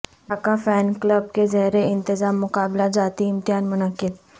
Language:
Urdu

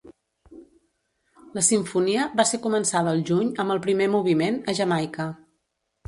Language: Catalan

